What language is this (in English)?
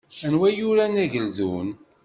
Kabyle